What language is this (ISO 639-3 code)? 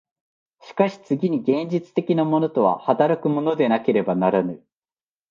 jpn